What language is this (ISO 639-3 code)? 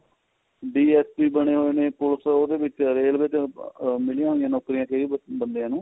pan